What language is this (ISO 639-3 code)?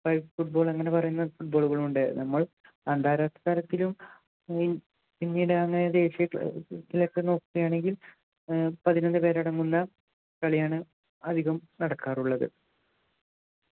mal